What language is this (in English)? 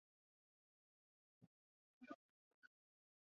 Chinese